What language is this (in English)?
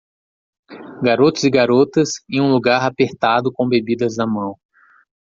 Portuguese